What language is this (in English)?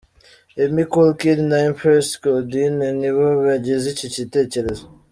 Kinyarwanda